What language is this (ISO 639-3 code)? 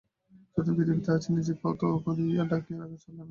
ben